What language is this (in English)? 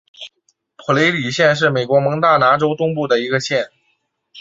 Chinese